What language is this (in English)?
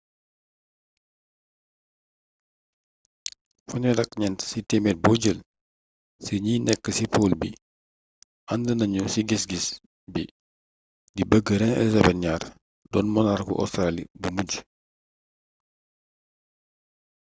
Wolof